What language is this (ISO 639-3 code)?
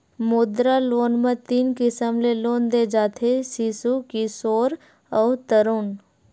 hne